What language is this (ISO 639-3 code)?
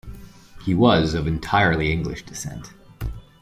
eng